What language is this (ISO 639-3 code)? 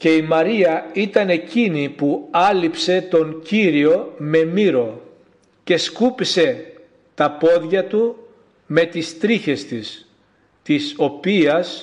ell